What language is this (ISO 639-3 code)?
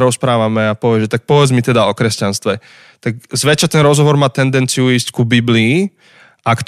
slk